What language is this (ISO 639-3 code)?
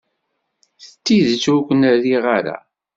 kab